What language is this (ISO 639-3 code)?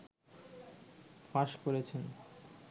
ben